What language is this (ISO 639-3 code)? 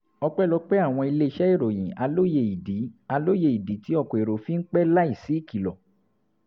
yor